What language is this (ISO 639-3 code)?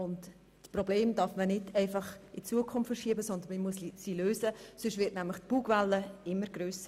gsw